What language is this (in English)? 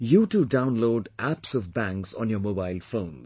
English